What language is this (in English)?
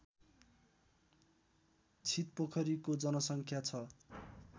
Nepali